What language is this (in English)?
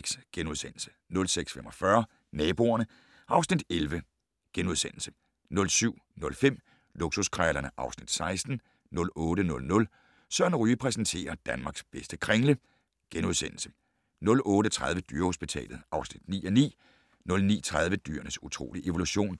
Danish